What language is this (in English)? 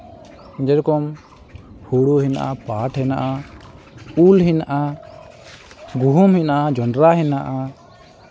Santali